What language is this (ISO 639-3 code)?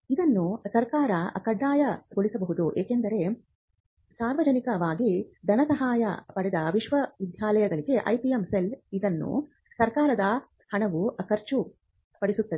kan